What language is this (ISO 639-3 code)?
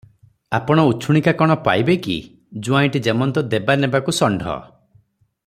ori